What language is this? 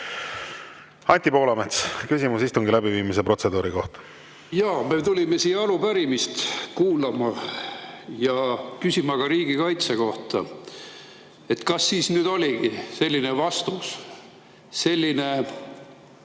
Estonian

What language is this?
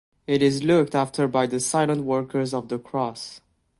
English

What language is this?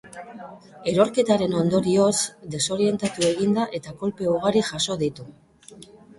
Basque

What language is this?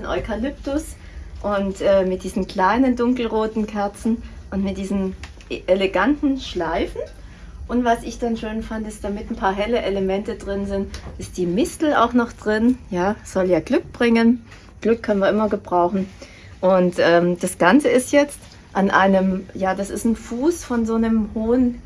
German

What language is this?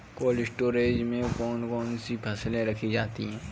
Hindi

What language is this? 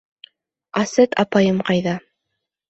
Bashkir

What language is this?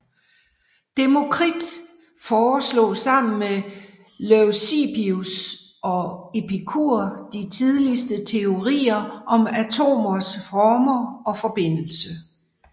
Danish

